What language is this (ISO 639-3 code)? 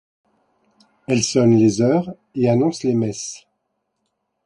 fra